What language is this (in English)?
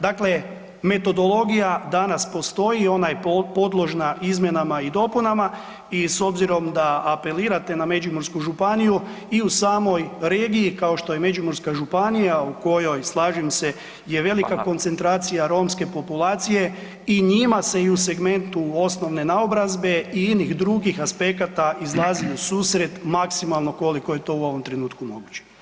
Croatian